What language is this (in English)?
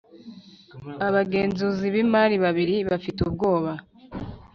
Kinyarwanda